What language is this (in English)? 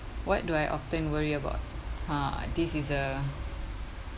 English